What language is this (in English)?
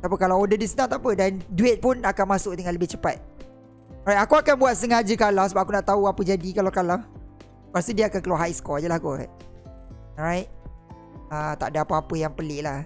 Malay